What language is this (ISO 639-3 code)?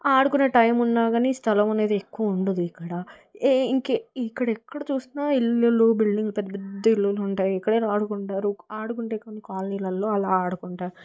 tel